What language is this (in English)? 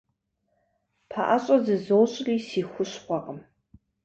Kabardian